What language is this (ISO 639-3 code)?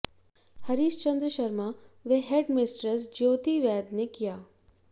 hin